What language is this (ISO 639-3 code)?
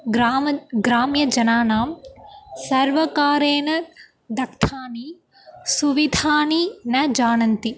san